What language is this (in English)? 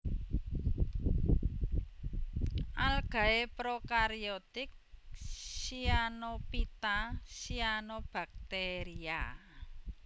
Javanese